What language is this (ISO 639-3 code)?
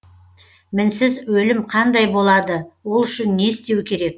kaz